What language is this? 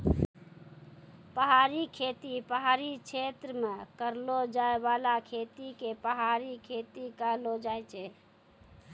Maithili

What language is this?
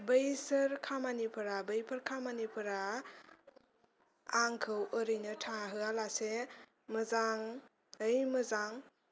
Bodo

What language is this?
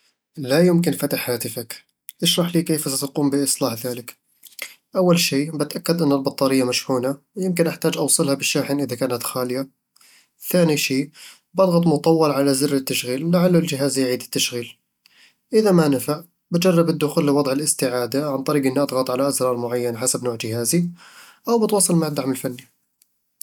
Eastern Egyptian Bedawi Arabic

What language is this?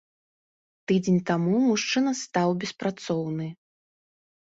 Belarusian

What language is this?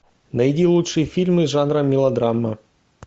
Russian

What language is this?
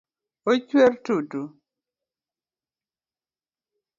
Luo (Kenya and Tanzania)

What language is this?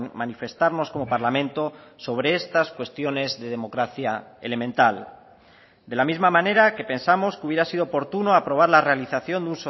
Spanish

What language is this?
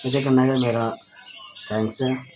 Dogri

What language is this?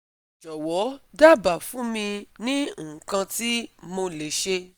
Yoruba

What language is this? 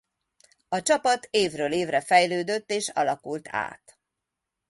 Hungarian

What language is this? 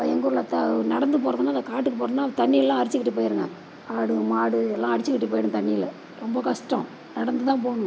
Tamil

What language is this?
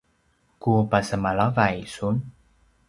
Paiwan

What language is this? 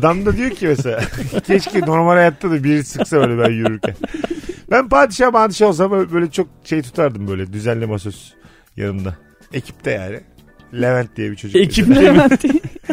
Turkish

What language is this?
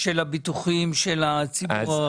Hebrew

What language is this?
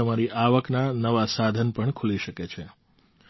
Gujarati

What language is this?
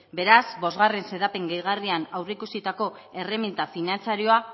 Basque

